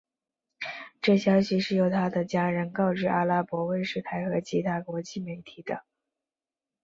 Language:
Chinese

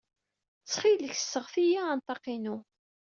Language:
Kabyle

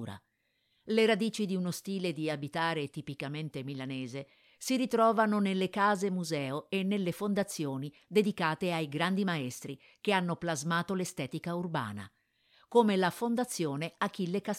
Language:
Italian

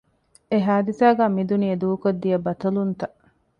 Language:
Divehi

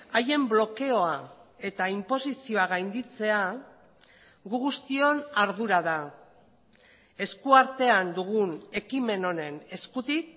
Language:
Basque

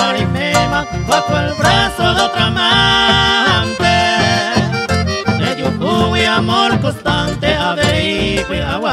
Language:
Indonesian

